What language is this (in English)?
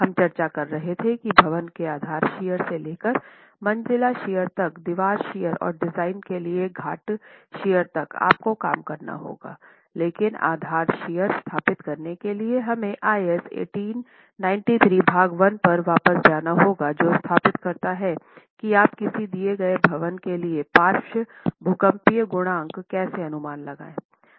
Hindi